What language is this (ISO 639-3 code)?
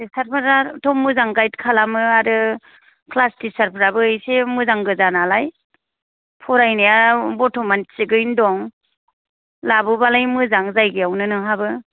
brx